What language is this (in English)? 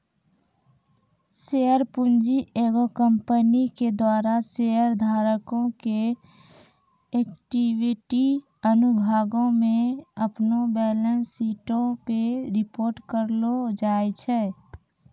Maithili